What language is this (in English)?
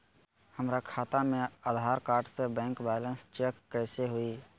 Magahi